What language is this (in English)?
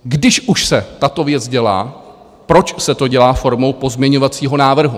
Czech